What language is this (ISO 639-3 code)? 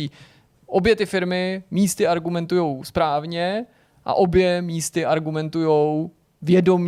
ces